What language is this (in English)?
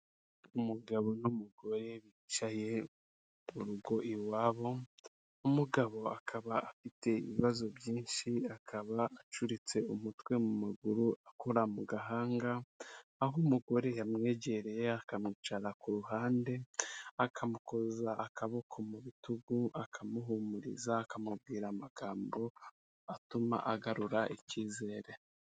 Kinyarwanda